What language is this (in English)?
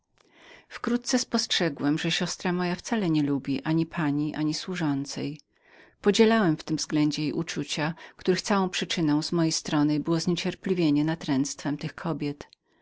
Polish